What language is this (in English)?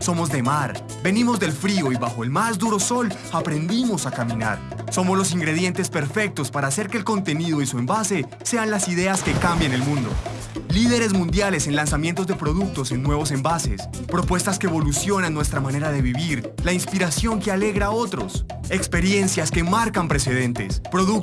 Spanish